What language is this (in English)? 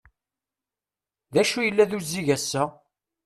Kabyle